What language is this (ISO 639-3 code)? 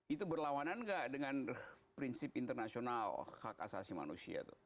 ind